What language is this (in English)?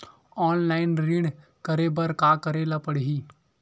Chhattisgarhi